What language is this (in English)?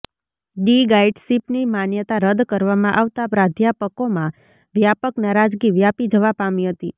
Gujarati